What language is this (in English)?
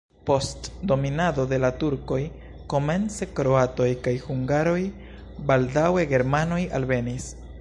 Esperanto